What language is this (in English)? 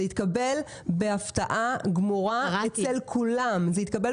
Hebrew